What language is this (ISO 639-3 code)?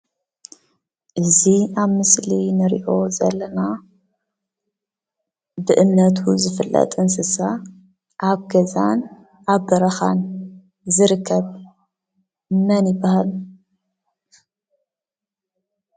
tir